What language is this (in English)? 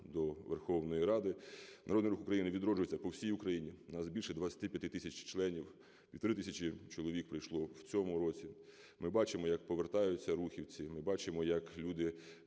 Ukrainian